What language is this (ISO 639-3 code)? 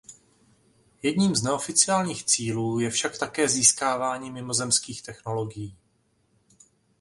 ces